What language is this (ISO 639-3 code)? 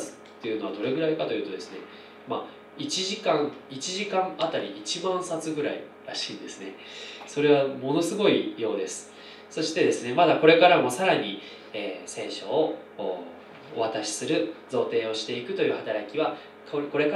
jpn